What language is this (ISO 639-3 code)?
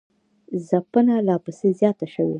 pus